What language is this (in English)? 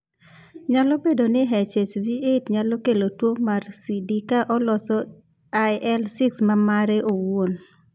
Luo (Kenya and Tanzania)